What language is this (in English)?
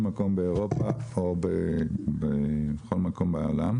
Hebrew